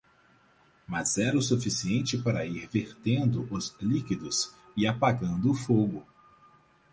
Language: Portuguese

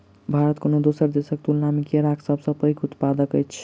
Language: Maithili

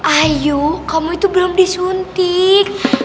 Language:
Indonesian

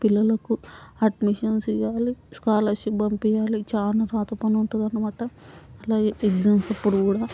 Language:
Telugu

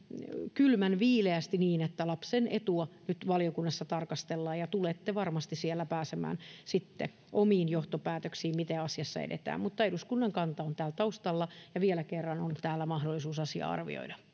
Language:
Finnish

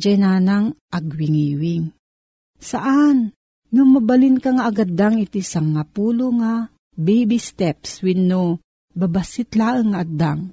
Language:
Filipino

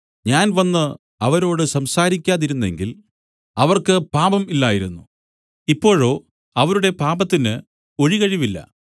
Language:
Malayalam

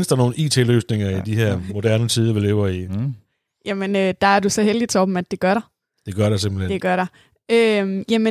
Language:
Danish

